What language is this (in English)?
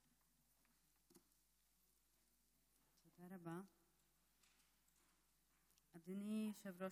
Hebrew